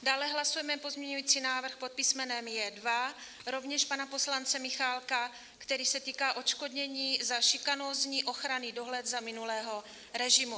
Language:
Czech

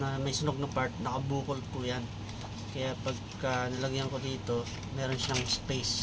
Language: Filipino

